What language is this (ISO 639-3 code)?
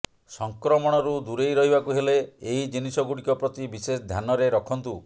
ori